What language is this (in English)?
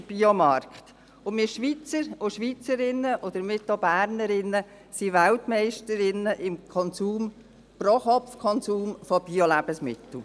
Swiss German